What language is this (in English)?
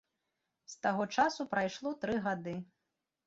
Belarusian